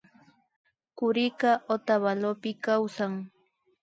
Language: Imbabura Highland Quichua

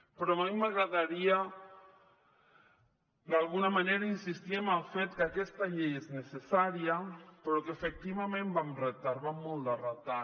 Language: Catalan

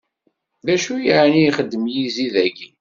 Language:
Kabyle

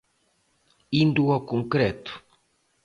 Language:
Galician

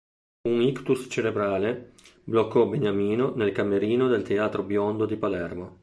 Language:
Italian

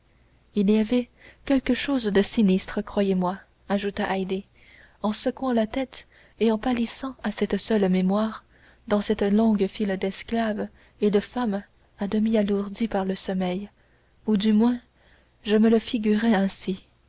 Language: French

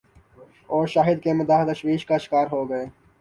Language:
Urdu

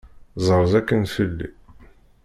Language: Kabyle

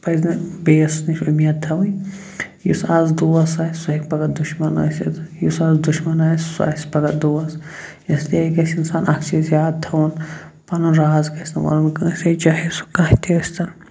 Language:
Kashmiri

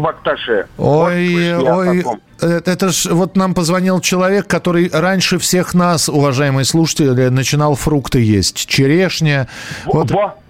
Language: Russian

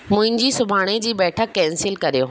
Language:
Sindhi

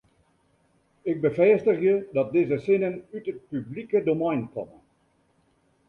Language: Western Frisian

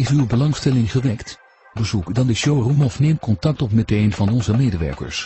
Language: Dutch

